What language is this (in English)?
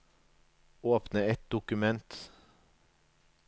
Norwegian